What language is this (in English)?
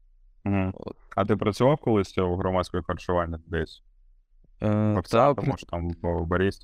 Ukrainian